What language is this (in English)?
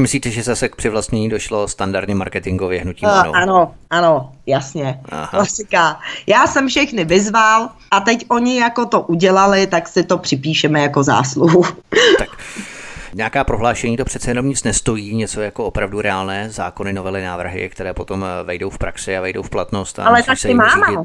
Czech